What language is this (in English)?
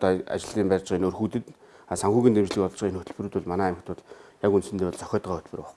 Korean